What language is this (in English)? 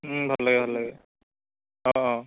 Assamese